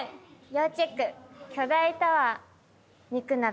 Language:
Japanese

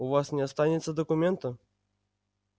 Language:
Russian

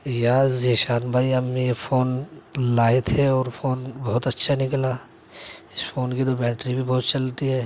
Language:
Urdu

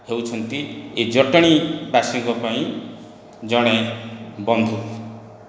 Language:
Odia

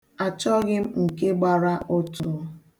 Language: Igbo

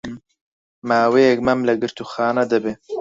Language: Central Kurdish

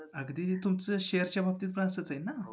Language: Marathi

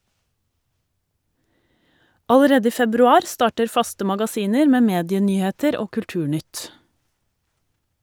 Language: Norwegian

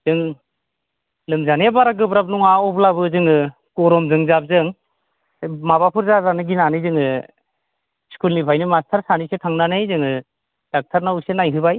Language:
Bodo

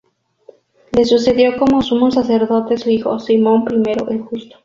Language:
Spanish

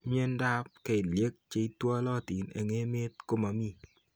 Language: Kalenjin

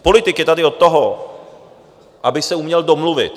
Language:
Czech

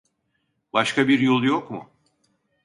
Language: Turkish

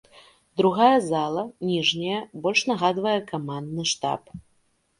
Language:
Belarusian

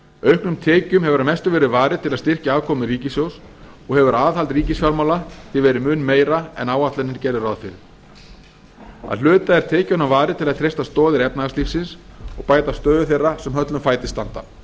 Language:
Icelandic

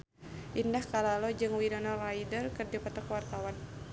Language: Sundanese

